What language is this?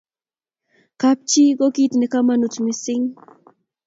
Kalenjin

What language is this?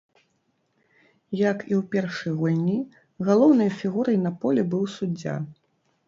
Belarusian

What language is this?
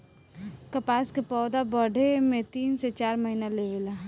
Bhojpuri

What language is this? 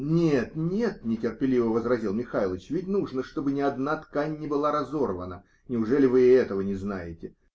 Russian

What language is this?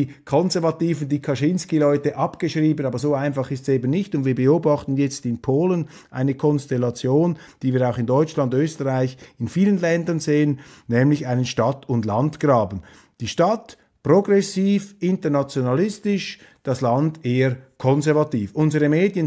German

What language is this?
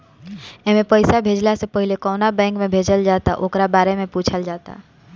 Bhojpuri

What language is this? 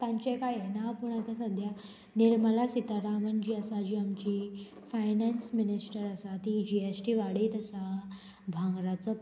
Konkani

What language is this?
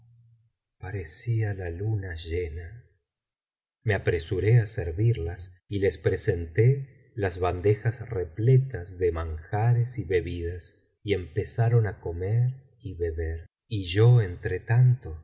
Spanish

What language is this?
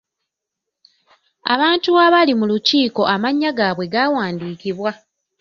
Ganda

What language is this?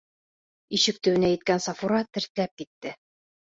Bashkir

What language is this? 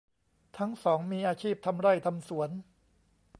Thai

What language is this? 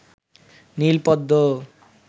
Bangla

